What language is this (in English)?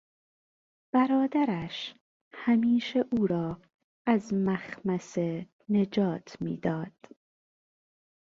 Persian